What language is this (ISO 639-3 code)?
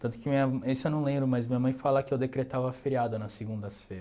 por